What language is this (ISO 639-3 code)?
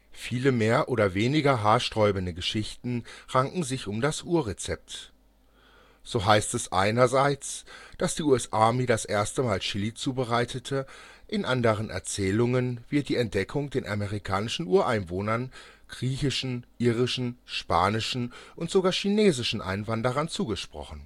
deu